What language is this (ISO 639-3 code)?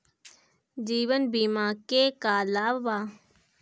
bho